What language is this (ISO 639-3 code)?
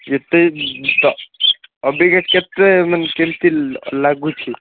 ori